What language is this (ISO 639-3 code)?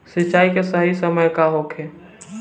bho